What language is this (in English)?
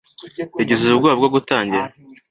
Kinyarwanda